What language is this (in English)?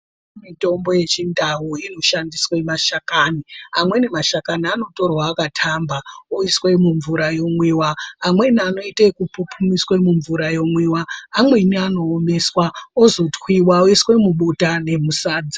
Ndau